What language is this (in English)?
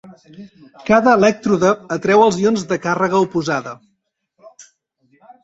Catalan